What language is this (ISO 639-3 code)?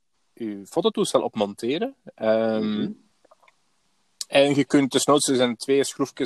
nld